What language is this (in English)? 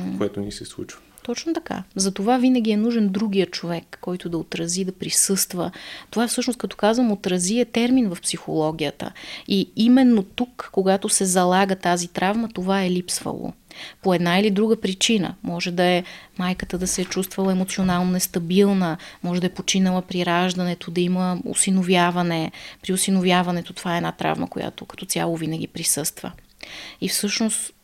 Bulgarian